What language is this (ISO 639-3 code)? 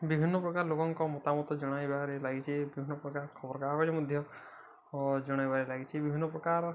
ori